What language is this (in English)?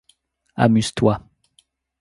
French